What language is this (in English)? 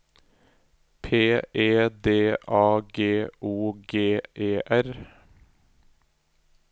Norwegian